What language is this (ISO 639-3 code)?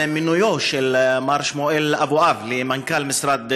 heb